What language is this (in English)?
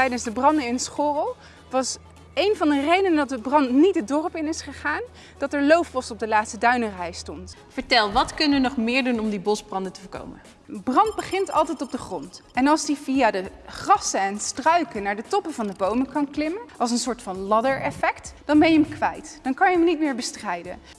Dutch